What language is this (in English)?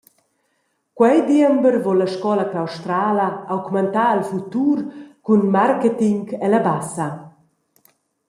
Romansh